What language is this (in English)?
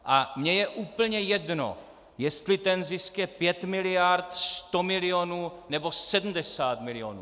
Czech